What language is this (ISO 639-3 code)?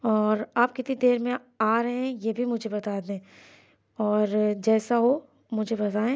urd